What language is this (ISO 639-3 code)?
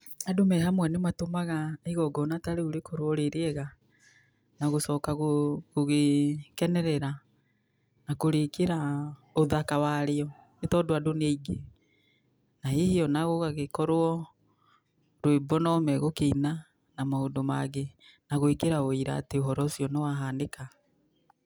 kik